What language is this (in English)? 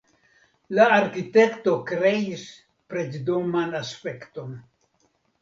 Esperanto